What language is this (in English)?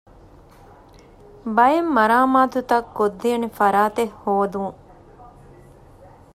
Divehi